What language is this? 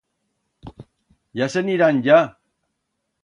Aragonese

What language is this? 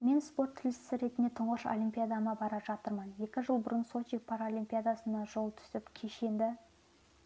Kazakh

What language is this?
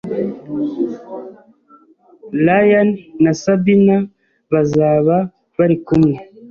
Kinyarwanda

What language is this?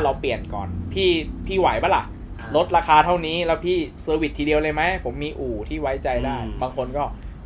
Thai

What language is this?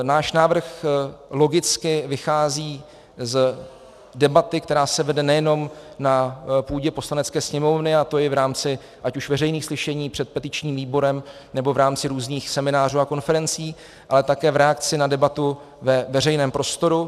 Czech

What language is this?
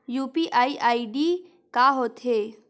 Chhattisgarhi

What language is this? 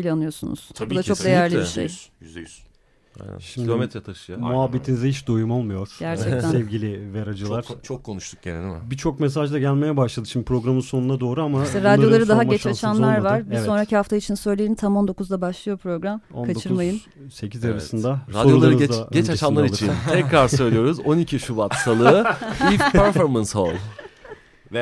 Turkish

